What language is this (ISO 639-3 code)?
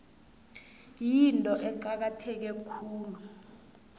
nbl